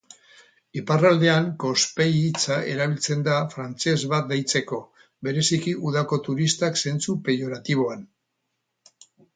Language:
Basque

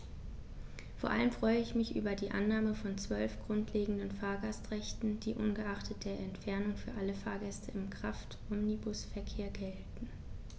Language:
German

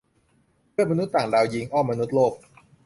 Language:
Thai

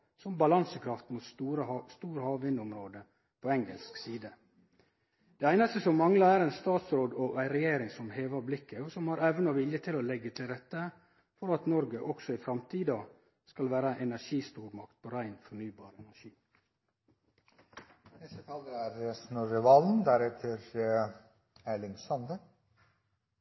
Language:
Norwegian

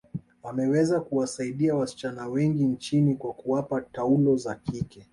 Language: Swahili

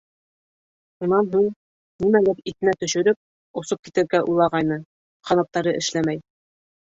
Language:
Bashkir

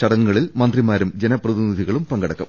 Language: Malayalam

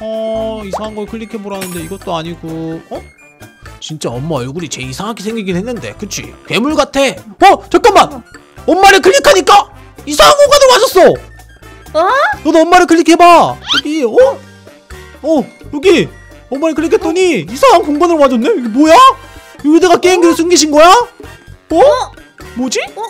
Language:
Korean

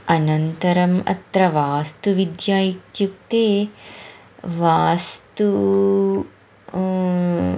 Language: Sanskrit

